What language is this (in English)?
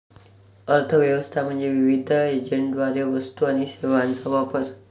Marathi